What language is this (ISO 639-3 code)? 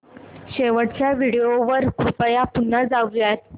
mar